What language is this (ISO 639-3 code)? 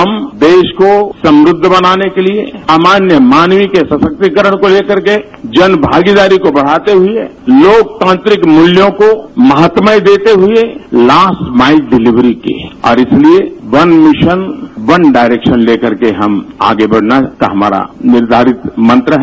hin